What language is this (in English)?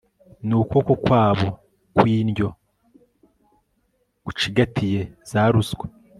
Kinyarwanda